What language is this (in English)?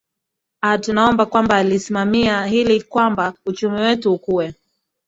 Swahili